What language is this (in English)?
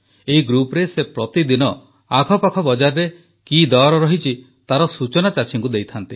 Odia